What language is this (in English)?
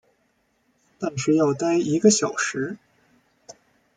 Chinese